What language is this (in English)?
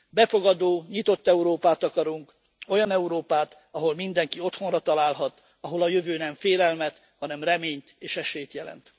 Hungarian